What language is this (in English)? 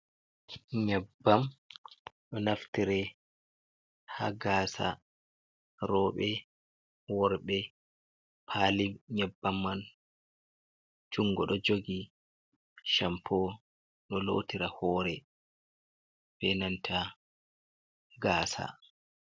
Fula